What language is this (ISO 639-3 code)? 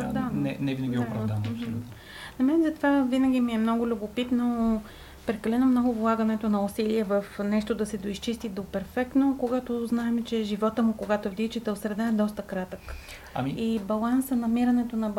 bul